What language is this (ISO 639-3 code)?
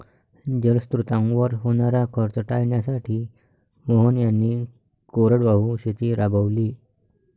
mar